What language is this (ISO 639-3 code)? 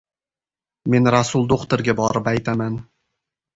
uzb